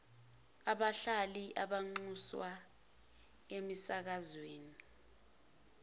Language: Zulu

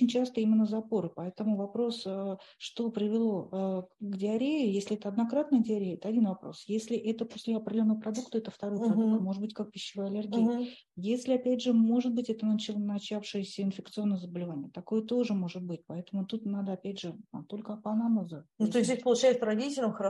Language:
Russian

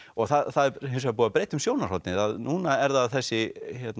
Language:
Icelandic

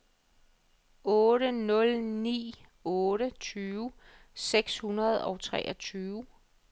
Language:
Danish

